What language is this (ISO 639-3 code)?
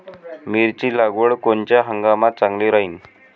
mar